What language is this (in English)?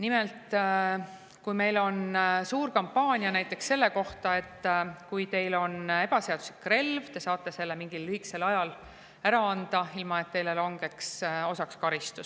Estonian